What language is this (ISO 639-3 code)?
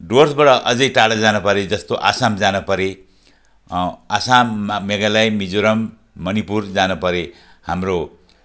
nep